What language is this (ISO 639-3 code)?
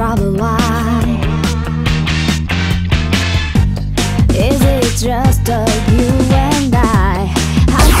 kor